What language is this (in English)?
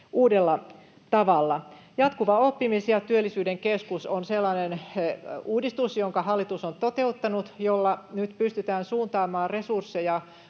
Finnish